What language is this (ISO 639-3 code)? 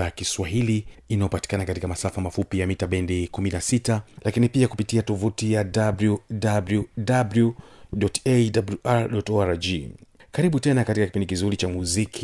swa